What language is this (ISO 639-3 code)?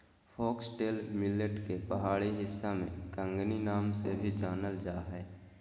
mag